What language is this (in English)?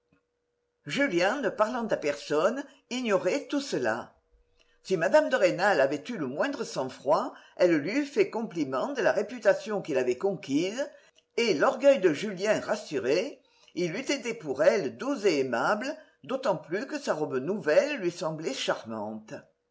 French